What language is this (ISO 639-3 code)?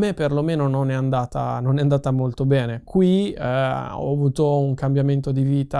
ita